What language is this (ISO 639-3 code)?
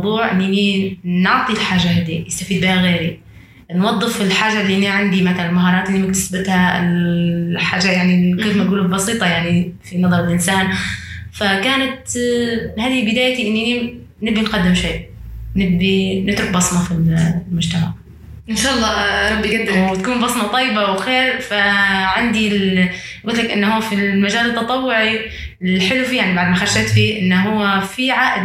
ara